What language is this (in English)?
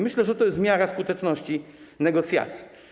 Polish